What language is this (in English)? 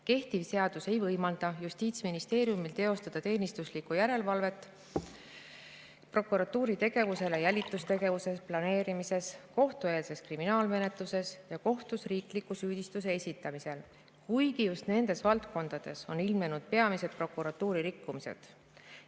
Estonian